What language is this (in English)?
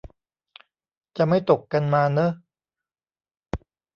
Thai